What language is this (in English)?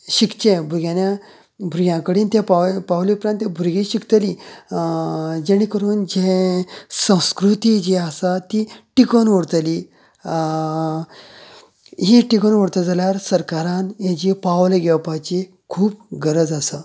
Konkani